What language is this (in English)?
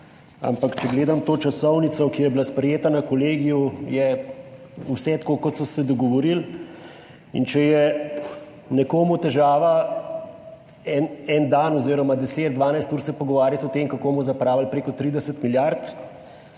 Slovenian